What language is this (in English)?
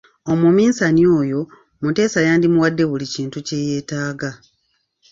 Ganda